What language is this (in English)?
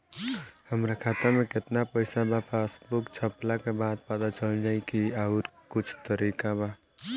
Bhojpuri